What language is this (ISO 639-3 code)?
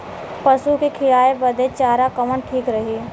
bho